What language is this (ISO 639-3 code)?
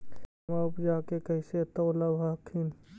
mag